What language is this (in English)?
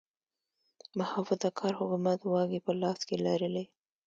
Pashto